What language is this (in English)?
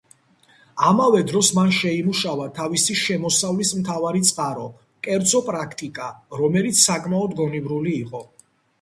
Georgian